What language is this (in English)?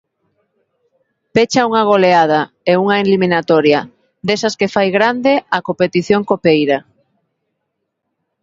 Galician